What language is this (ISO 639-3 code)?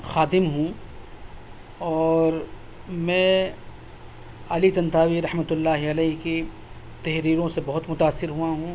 urd